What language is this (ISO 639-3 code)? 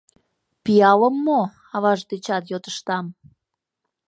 chm